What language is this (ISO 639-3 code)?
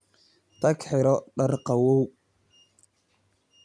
som